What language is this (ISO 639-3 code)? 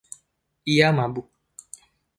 ind